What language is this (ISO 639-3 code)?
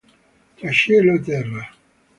ita